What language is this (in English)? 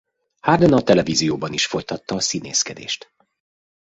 Hungarian